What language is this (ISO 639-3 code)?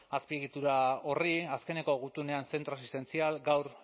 eus